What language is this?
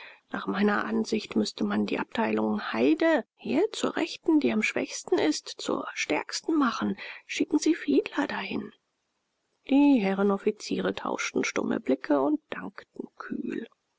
German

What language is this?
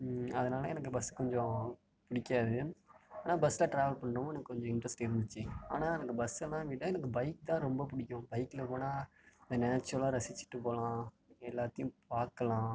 Tamil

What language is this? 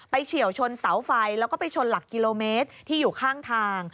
Thai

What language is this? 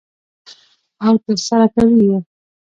Pashto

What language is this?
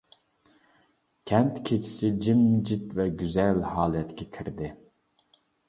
Uyghur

